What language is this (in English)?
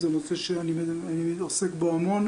Hebrew